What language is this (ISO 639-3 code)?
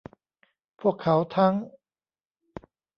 tha